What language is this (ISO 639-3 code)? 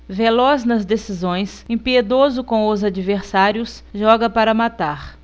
por